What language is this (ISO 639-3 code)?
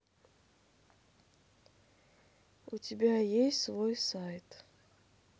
rus